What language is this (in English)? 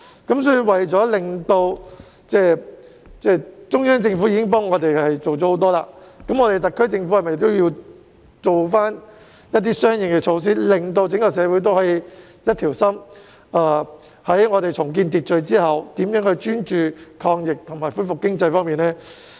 Cantonese